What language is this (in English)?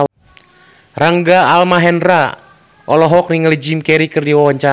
Sundanese